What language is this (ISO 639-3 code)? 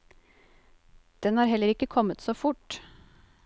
nor